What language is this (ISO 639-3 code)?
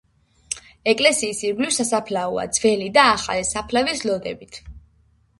kat